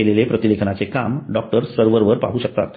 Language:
Marathi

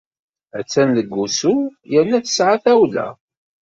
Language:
Kabyle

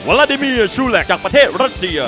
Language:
Thai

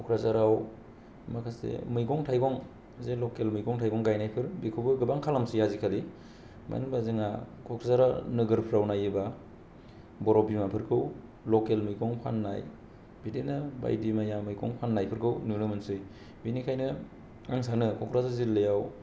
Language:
Bodo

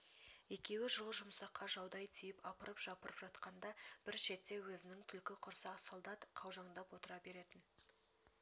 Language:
Kazakh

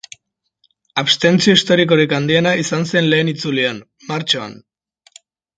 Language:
Basque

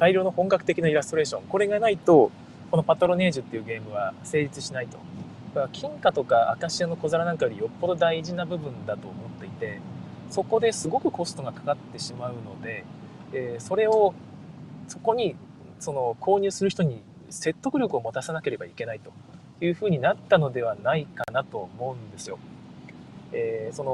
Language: Japanese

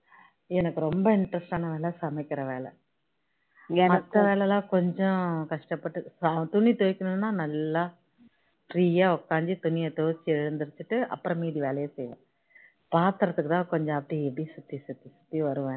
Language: Tamil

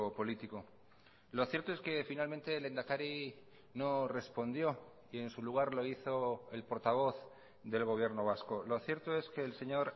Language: Spanish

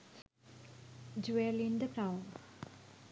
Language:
Sinhala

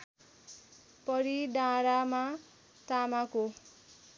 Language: Nepali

